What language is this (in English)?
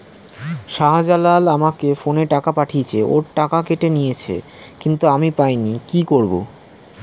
Bangla